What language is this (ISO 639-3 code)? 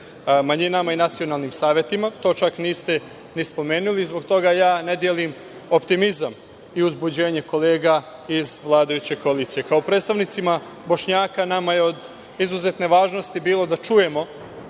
srp